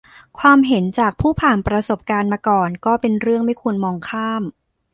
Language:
Thai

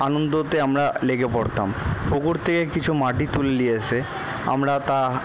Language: Bangla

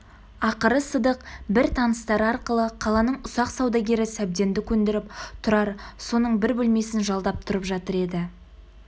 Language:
Kazakh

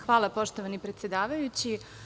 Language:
Serbian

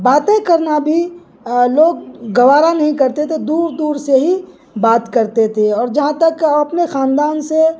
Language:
Urdu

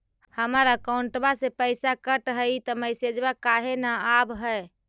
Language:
Magahi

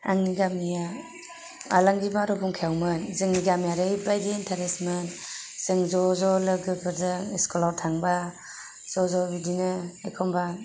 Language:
Bodo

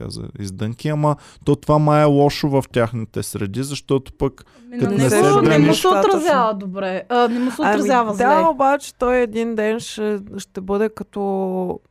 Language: Bulgarian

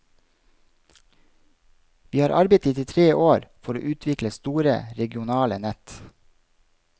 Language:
Norwegian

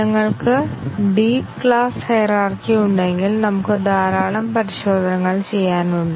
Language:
Malayalam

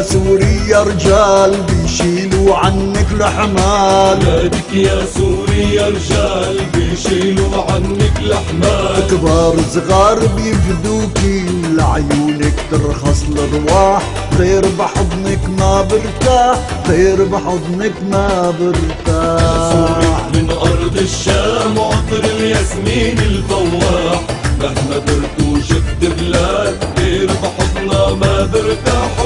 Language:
Arabic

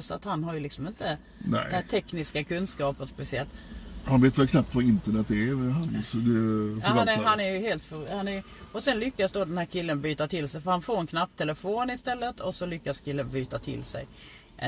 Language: Swedish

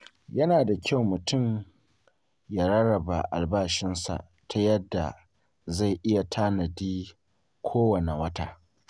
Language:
Hausa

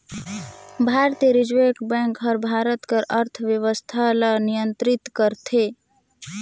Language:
Chhattisgarhi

